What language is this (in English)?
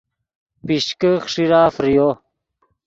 Yidgha